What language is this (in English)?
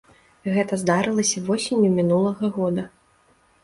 Belarusian